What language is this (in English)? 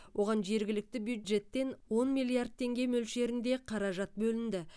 Kazakh